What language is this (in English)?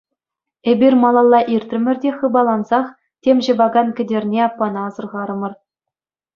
Chuvash